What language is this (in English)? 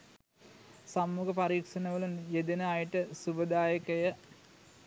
Sinhala